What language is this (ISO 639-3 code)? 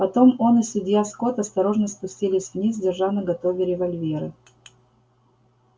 rus